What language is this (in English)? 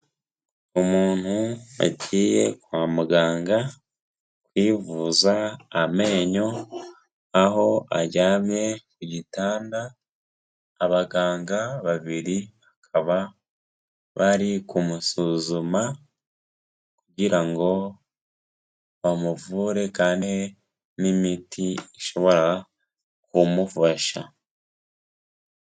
Kinyarwanda